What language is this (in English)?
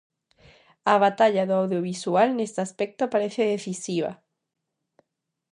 Galician